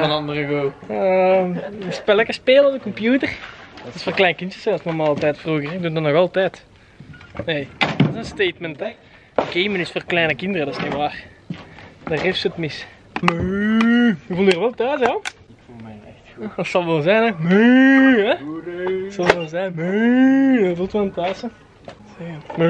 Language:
Dutch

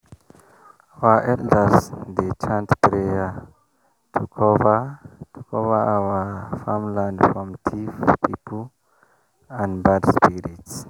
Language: Nigerian Pidgin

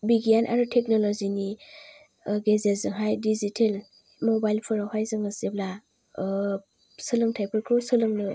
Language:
Bodo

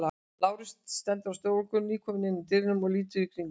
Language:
Icelandic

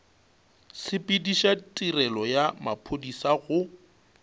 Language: Northern Sotho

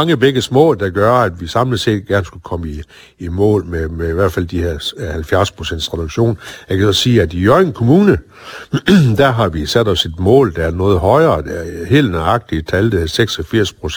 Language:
Danish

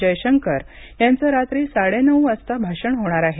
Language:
Marathi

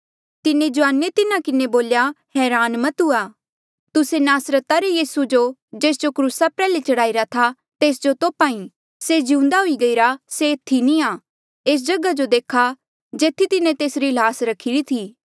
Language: Mandeali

